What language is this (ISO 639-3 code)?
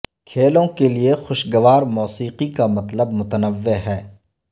urd